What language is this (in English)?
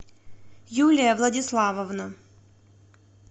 Russian